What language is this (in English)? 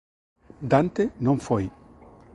Galician